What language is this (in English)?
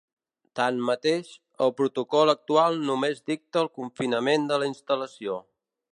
Catalan